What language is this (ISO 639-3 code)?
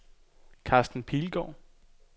dan